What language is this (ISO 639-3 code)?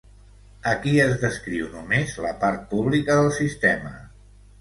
cat